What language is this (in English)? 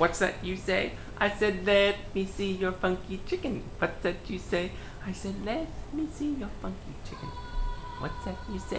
English